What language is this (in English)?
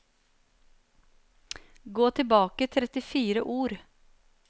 Norwegian